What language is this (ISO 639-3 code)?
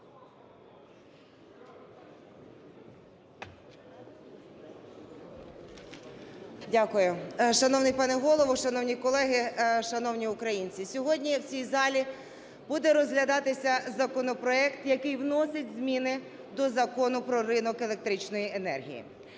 ukr